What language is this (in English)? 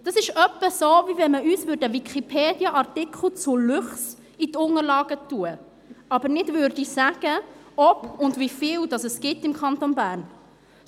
Swiss German